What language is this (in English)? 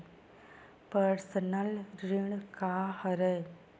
Chhattisgarhi